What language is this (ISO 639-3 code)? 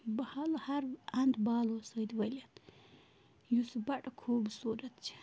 kas